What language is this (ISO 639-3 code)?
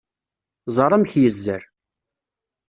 kab